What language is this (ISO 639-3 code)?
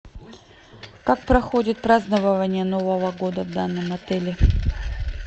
rus